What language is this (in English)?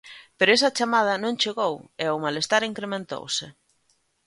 Galician